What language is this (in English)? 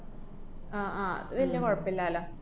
Malayalam